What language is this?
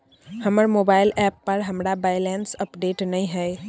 Maithili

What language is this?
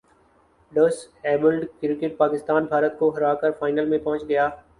Urdu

